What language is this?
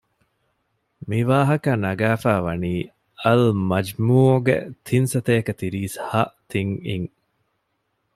Divehi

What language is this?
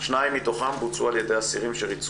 Hebrew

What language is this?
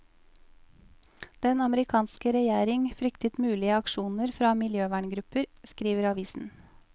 Norwegian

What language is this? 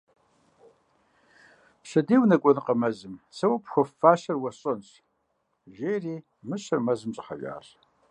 Kabardian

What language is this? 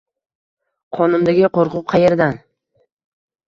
Uzbek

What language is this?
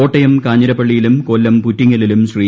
Malayalam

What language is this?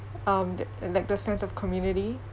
English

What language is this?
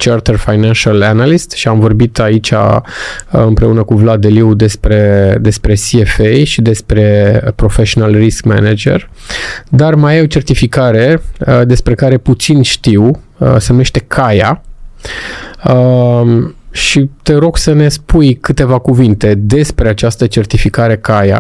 Romanian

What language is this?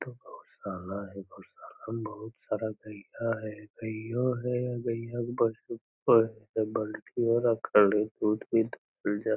Magahi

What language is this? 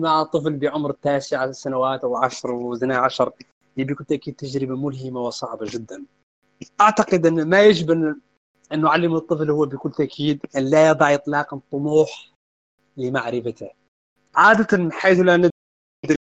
Arabic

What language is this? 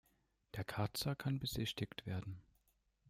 German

